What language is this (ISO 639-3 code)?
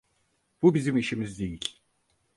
tur